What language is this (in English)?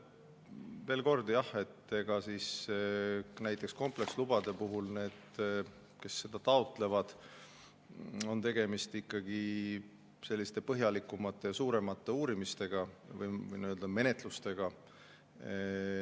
Estonian